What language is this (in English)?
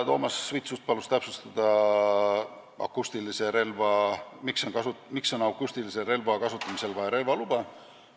Estonian